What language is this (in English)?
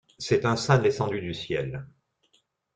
French